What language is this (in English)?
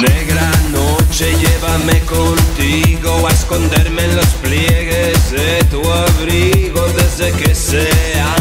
Romanian